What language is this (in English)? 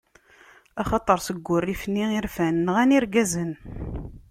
Kabyle